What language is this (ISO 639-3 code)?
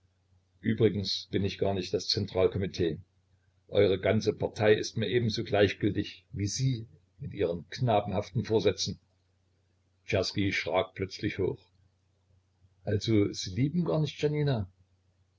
deu